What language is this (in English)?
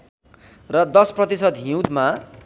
Nepali